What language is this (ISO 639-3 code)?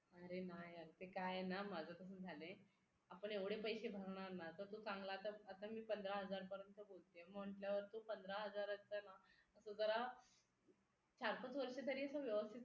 mar